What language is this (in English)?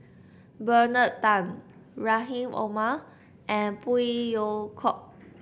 English